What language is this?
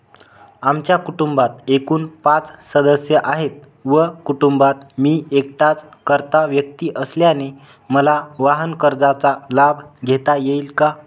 Marathi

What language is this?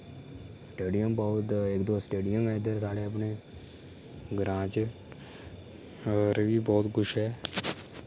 Dogri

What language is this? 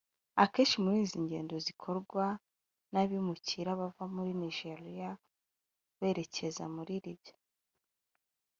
Kinyarwanda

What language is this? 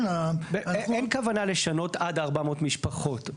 Hebrew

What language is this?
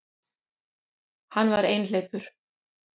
Icelandic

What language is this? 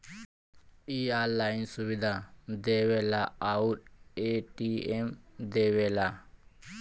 Bhojpuri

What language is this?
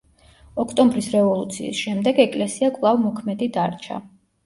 Georgian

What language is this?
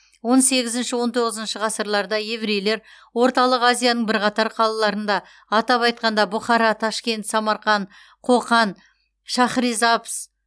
Kazakh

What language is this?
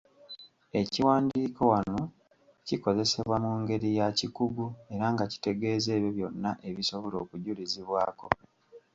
Ganda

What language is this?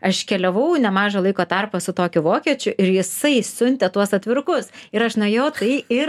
Lithuanian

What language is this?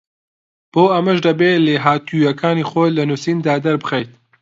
Central Kurdish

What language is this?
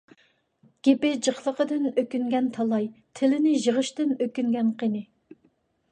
Uyghur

